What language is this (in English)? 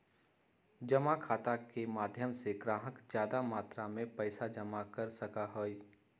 Magahi